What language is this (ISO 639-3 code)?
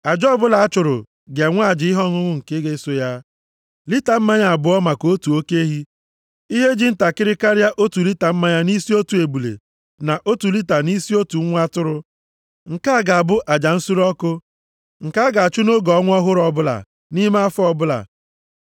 ibo